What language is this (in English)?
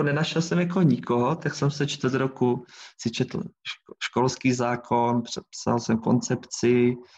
Czech